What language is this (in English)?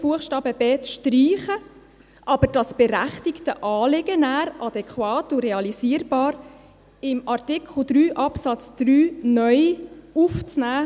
Swiss German